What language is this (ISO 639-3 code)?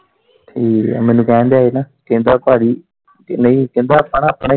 pan